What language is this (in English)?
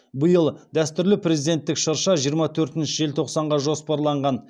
Kazakh